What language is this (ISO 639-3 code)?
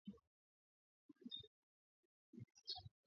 swa